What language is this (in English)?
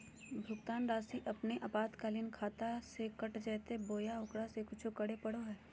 Magahi